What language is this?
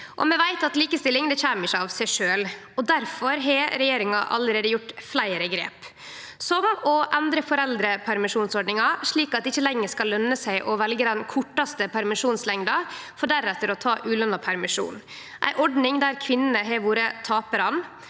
Norwegian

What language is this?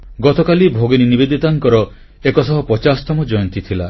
Odia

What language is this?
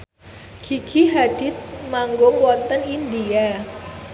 Javanese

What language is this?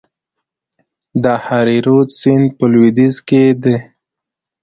Pashto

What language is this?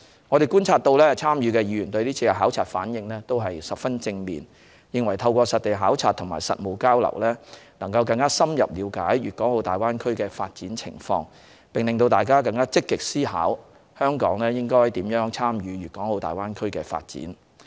Cantonese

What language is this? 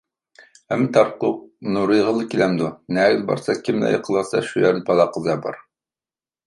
Uyghur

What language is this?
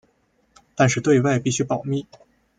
Chinese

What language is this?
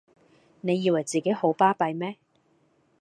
Cantonese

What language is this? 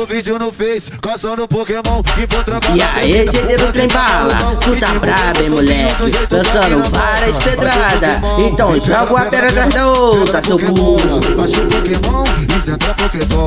Lithuanian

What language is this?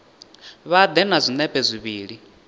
Venda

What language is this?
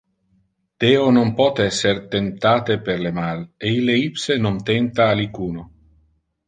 Interlingua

